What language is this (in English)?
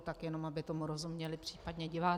Czech